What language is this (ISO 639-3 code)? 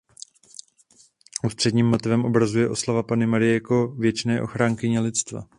ces